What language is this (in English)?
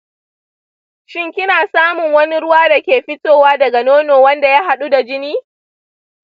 Hausa